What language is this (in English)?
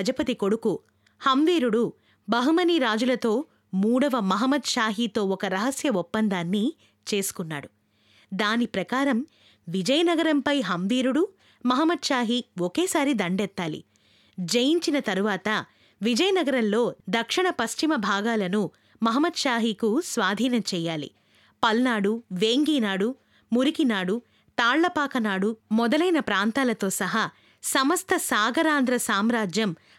Telugu